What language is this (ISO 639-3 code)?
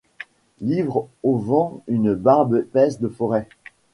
fra